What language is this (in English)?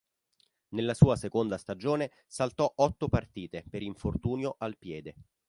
Italian